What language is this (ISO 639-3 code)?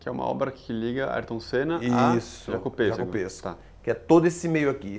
por